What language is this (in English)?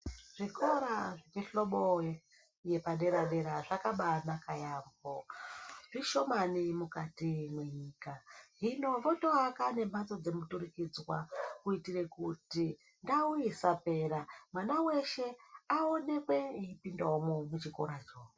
Ndau